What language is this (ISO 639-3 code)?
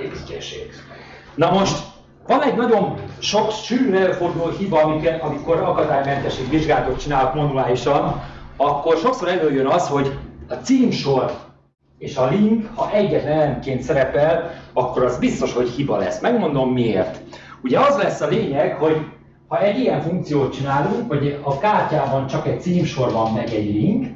hun